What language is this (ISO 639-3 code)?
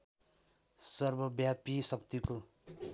nep